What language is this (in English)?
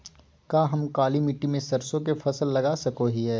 Magahi